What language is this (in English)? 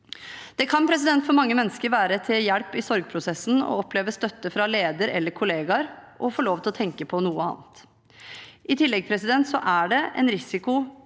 Norwegian